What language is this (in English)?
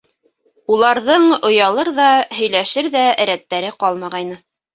Bashkir